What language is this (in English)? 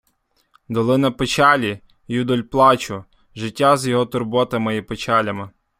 Ukrainian